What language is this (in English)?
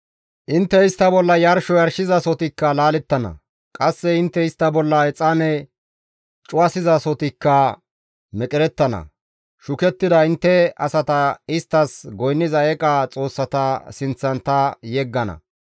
Gamo